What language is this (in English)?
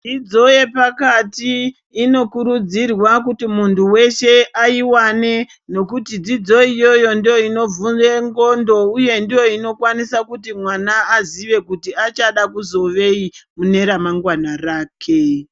Ndau